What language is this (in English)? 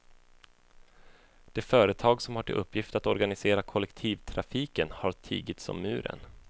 Swedish